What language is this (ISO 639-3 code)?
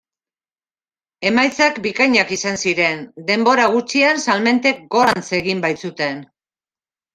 eus